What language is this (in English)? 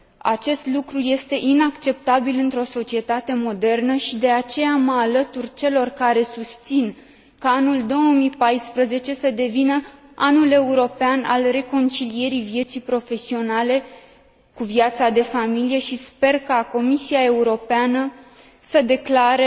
Romanian